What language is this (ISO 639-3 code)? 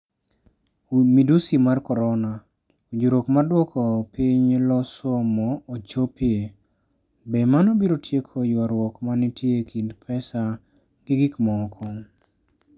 luo